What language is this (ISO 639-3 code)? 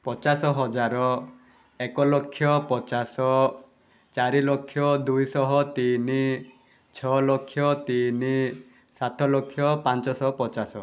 ori